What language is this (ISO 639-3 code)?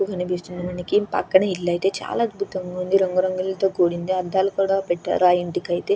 tel